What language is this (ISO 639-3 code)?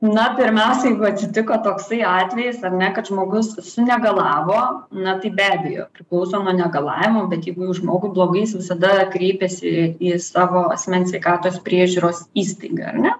lit